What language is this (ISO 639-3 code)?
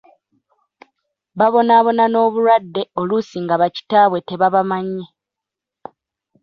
lug